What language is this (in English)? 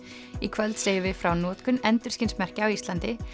Icelandic